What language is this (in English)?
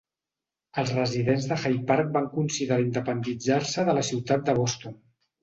Catalan